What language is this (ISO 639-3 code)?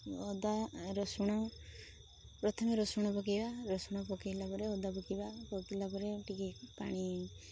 ori